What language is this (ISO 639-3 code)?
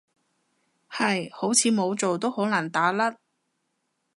yue